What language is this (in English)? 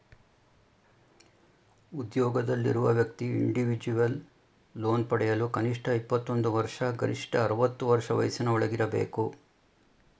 Kannada